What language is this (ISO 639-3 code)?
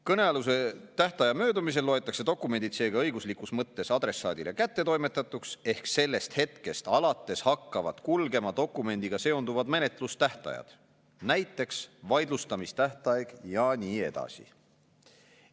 est